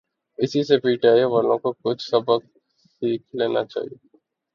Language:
Urdu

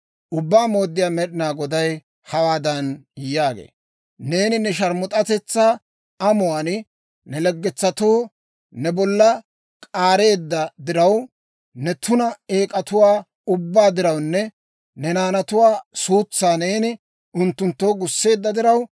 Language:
Dawro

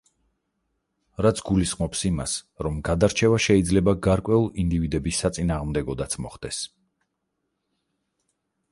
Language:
Georgian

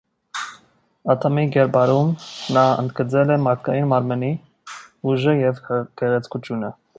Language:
Armenian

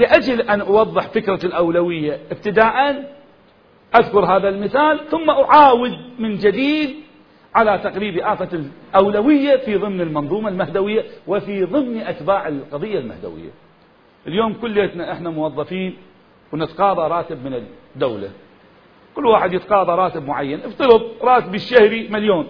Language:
Arabic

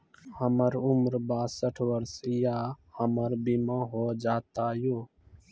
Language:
Maithili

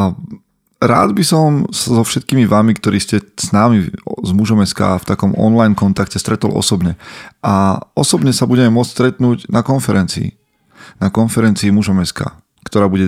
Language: Slovak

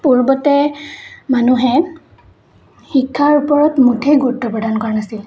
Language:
Assamese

